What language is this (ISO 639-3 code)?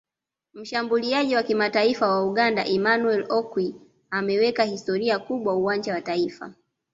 swa